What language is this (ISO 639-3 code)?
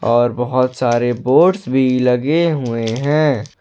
hin